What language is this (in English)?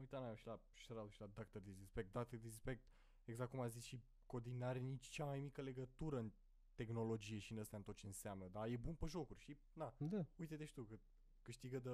Romanian